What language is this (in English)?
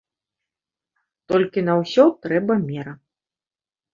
Belarusian